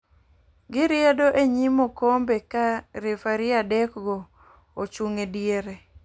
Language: Luo (Kenya and Tanzania)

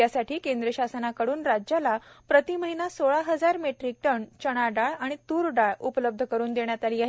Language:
Marathi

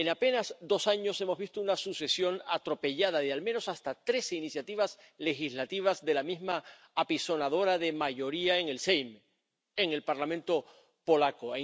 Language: Spanish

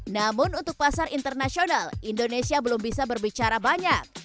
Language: Indonesian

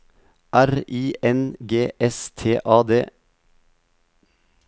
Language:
Norwegian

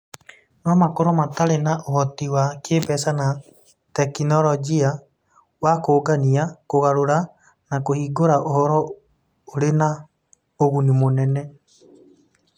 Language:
Kikuyu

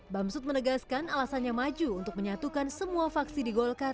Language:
Indonesian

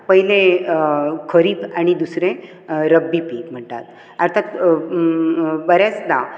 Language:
Konkani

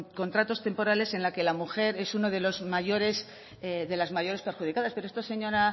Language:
Spanish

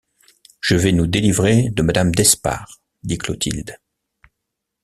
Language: French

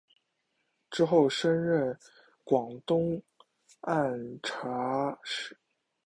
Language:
Chinese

